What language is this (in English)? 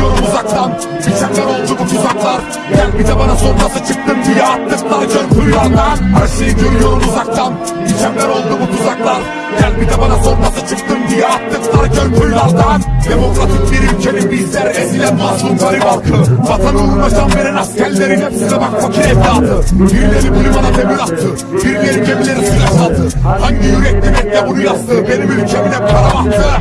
Turkish